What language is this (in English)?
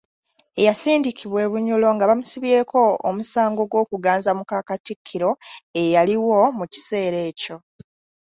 Ganda